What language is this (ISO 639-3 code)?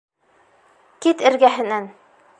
bak